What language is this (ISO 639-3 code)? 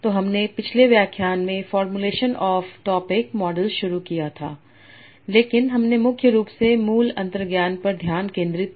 hin